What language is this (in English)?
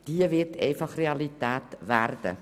Swiss German